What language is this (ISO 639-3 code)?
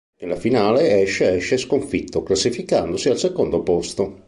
ita